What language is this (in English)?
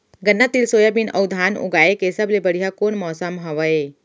Chhattisgarhi